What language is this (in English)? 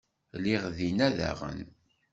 Kabyle